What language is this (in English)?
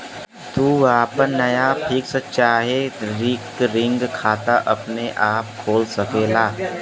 Bhojpuri